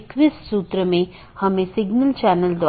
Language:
Hindi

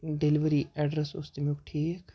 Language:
Kashmiri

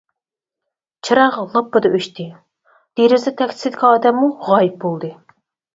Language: Uyghur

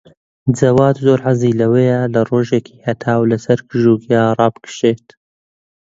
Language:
Central Kurdish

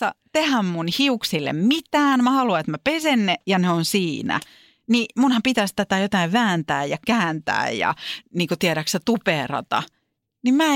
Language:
Finnish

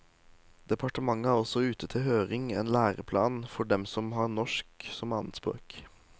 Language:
Norwegian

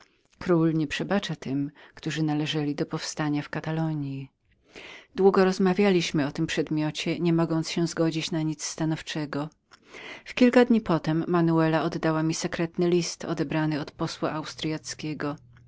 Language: Polish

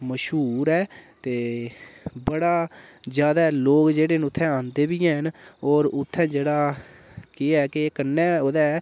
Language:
Dogri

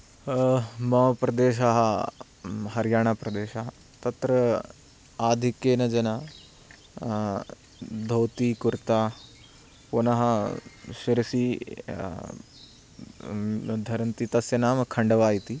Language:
Sanskrit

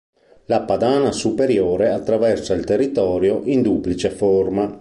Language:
Italian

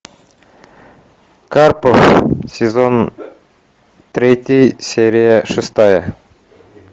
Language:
Russian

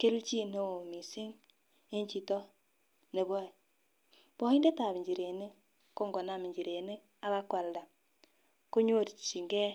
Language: Kalenjin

